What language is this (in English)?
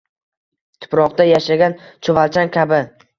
Uzbek